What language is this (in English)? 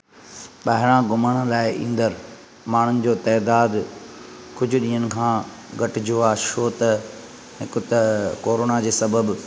Sindhi